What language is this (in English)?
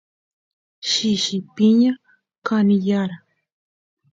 Santiago del Estero Quichua